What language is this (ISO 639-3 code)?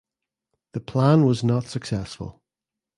eng